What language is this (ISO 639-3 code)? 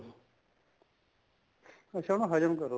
pan